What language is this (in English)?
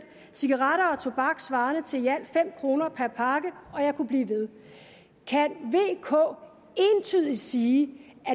Danish